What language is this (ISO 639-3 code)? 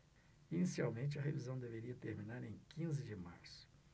por